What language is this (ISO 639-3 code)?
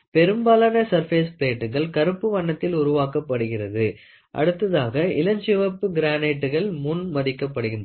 tam